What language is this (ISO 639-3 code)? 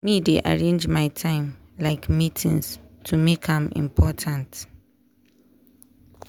pcm